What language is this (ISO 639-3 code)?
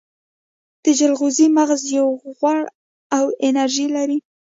pus